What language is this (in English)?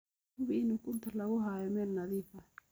Somali